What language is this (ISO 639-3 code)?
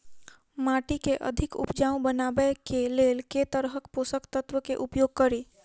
mai